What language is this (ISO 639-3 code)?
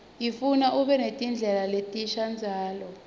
ssw